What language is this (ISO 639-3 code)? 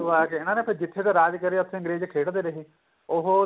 pan